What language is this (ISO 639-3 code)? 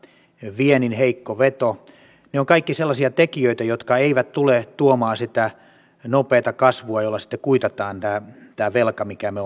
fin